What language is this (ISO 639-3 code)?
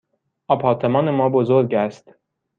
fas